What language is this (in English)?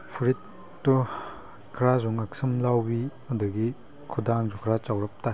Manipuri